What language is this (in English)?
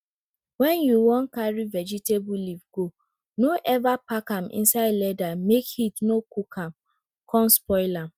Nigerian Pidgin